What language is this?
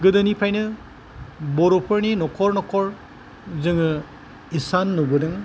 Bodo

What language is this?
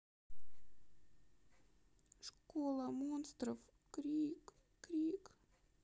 Russian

